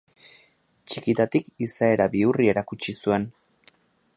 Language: Basque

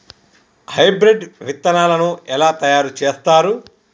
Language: Telugu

